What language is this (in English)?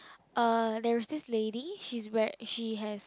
English